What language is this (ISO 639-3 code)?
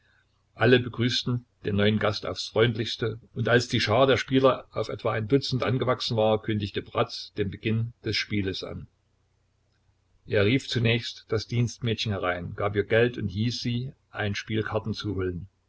deu